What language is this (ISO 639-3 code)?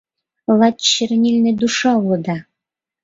chm